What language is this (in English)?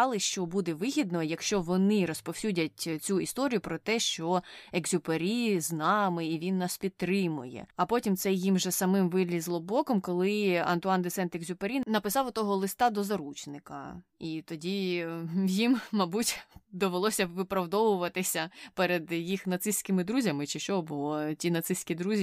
Ukrainian